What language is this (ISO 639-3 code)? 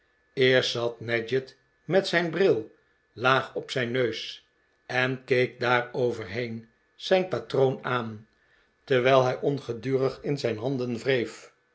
nld